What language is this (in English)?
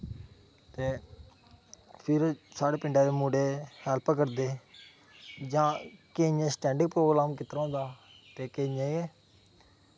Dogri